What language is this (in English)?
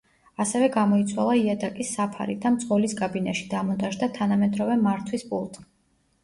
Georgian